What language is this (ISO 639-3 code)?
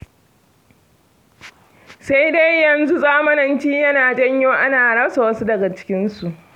hau